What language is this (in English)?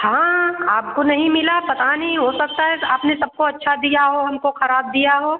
Hindi